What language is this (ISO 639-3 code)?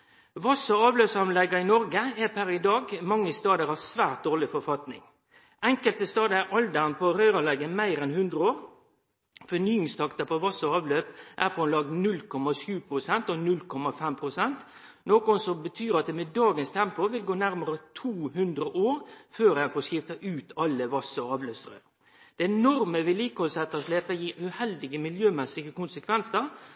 nno